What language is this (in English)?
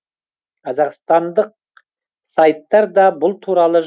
Kazakh